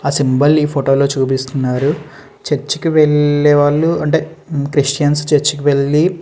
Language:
Telugu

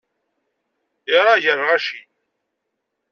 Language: Kabyle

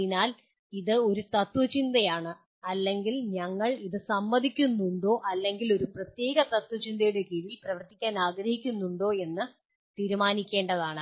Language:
Malayalam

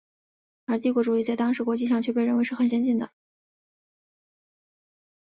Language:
Chinese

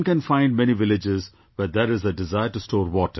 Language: English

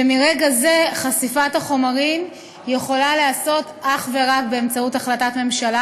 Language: Hebrew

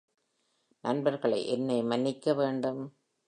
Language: Tamil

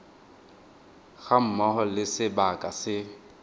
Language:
Tswana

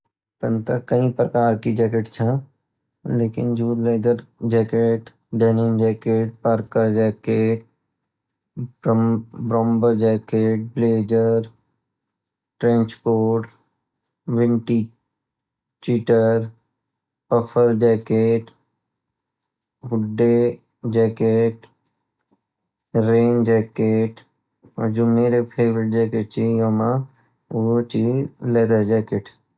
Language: Garhwali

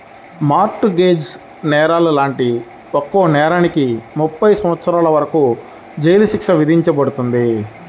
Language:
Telugu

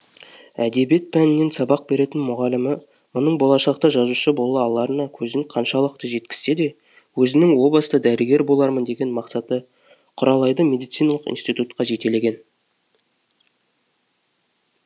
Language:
Kazakh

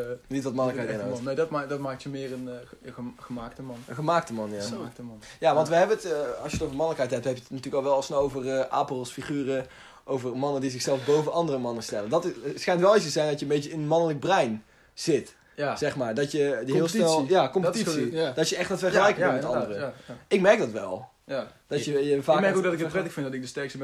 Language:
Dutch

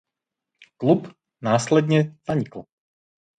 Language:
Czech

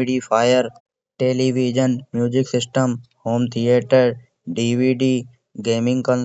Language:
Kanauji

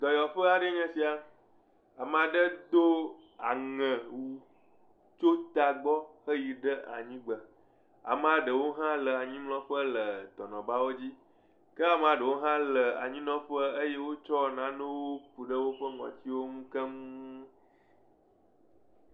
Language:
Ewe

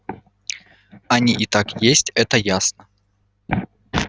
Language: Russian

